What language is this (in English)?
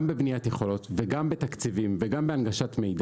Hebrew